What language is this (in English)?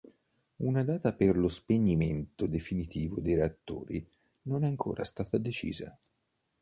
Italian